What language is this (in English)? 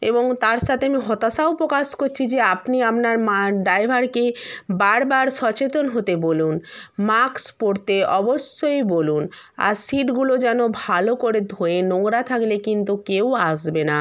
Bangla